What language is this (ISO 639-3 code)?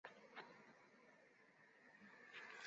zho